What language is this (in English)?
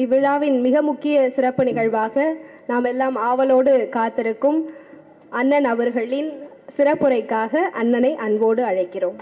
Tamil